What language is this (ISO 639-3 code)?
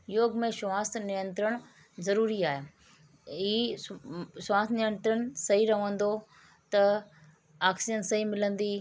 snd